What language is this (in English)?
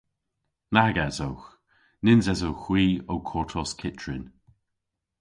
Cornish